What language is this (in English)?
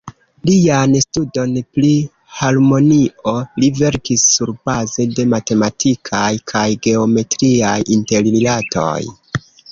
Esperanto